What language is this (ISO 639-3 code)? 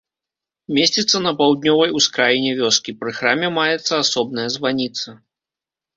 bel